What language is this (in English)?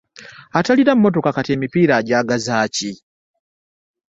Ganda